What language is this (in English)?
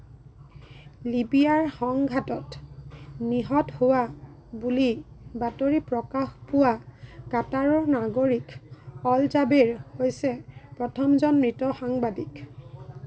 Assamese